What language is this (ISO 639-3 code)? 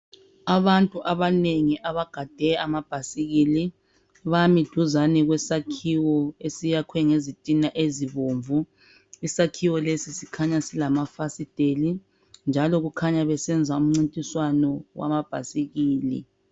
nde